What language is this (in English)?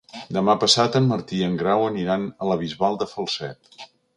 Catalan